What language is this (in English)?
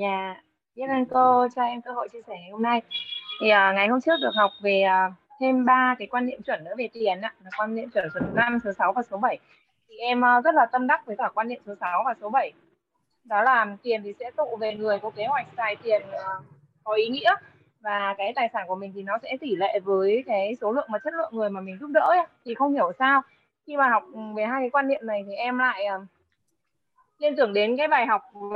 Vietnamese